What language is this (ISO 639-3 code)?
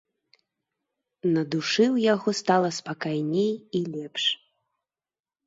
bel